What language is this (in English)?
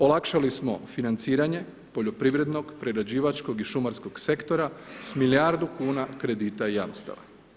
Croatian